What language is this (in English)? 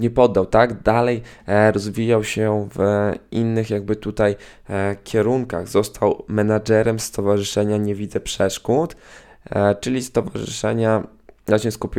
Polish